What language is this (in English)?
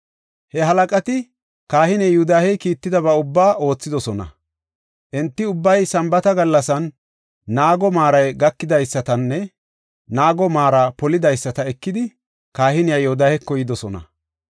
Gofa